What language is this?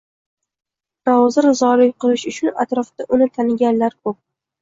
Uzbek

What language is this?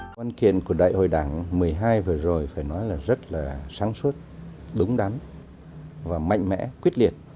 Vietnamese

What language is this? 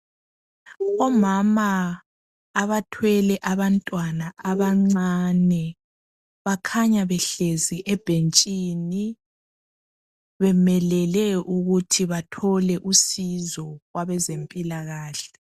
North Ndebele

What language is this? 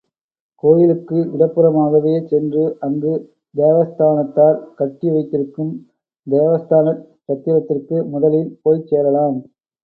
Tamil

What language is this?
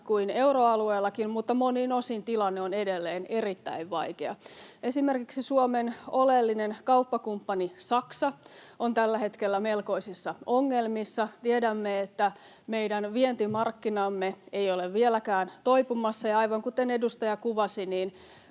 Finnish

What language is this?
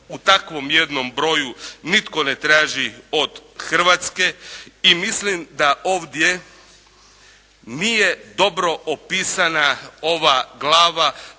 Croatian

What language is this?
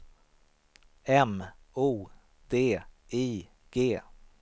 Swedish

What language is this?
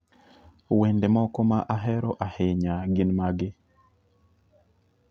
Luo (Kenya and Tanzania)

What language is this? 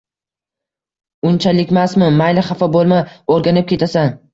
Uzbek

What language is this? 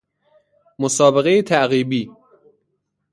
Persian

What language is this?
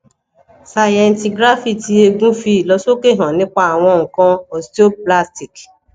Yoruba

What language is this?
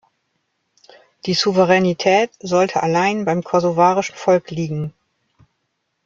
German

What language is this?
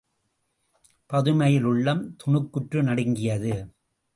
Tamil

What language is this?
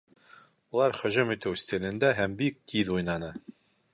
Bashkir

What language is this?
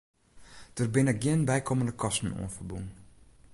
Western Frisian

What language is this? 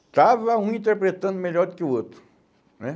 Portuguese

